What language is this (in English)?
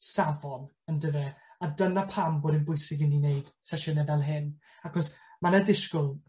Welsh